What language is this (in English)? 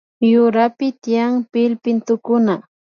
Imbabura Highland Quichua